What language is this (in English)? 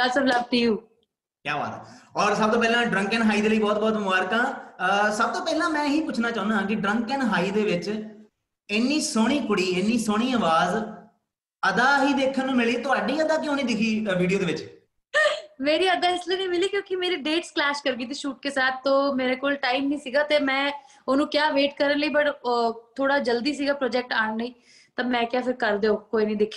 Punjabi